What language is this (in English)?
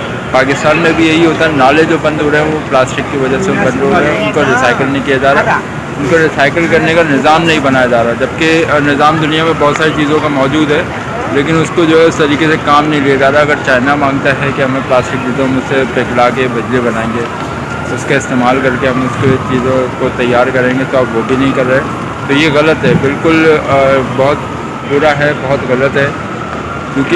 Urdu